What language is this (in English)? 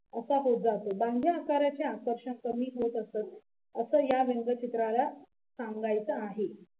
Marathi